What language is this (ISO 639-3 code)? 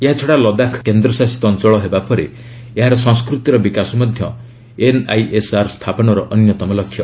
ori